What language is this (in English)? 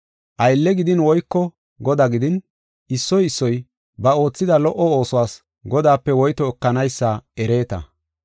Gofa